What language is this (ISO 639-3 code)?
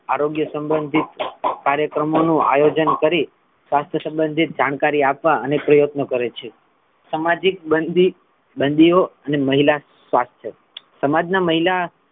guj